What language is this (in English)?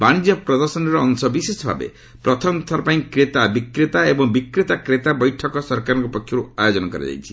Odia